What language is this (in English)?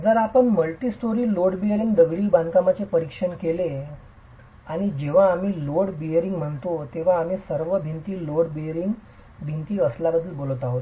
Marathi